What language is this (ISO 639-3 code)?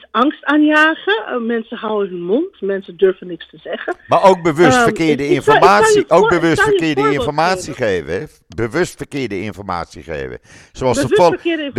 nld